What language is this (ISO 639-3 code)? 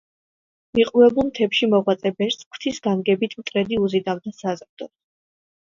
kat